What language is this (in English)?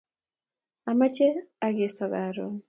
Kalenjin